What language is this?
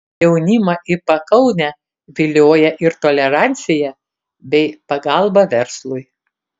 Lithuanian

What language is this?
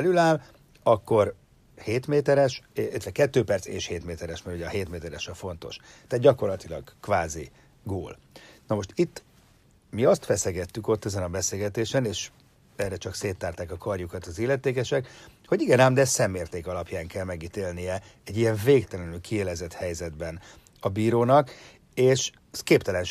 Hungarian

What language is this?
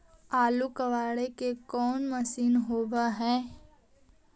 Magahi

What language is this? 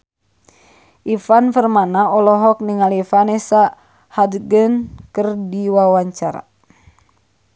Sundanese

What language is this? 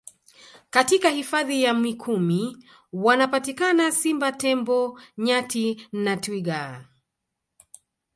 Swahili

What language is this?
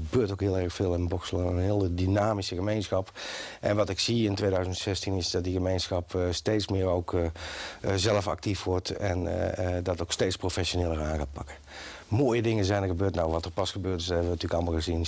Dutch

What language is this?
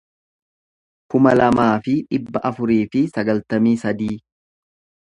Oromo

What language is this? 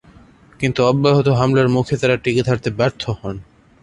Bangla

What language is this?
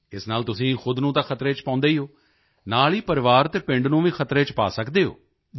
Punjabi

